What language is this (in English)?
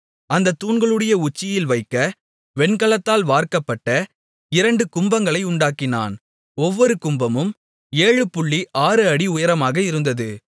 Tamil